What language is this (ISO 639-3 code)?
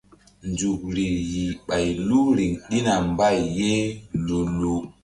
mdd